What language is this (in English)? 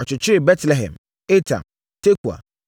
Akan